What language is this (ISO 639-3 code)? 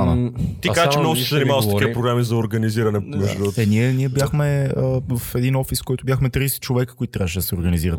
bul